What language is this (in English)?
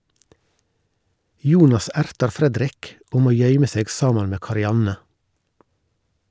Norwegian